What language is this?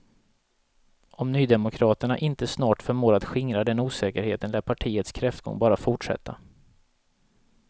Swedish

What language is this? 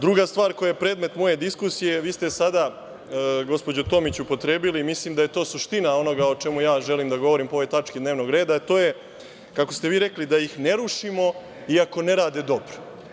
Serbian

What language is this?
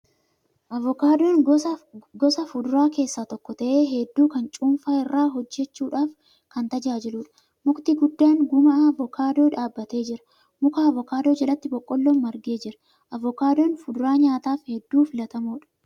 Oromo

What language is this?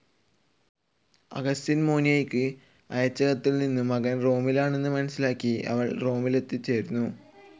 Malayalam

